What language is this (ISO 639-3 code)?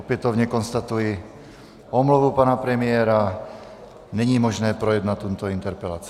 ces